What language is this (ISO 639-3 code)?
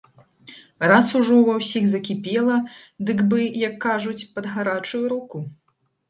bel